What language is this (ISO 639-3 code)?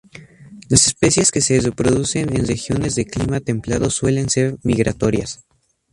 spa